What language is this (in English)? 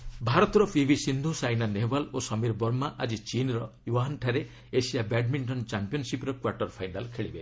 Odia